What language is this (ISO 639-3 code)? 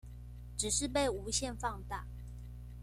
zho